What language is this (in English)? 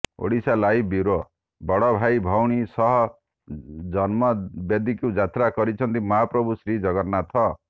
Odia